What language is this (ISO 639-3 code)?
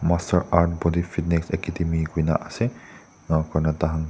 nag